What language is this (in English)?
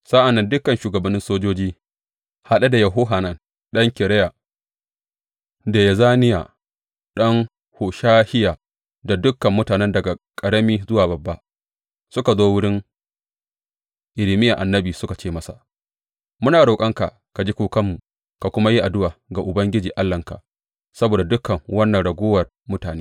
Hausa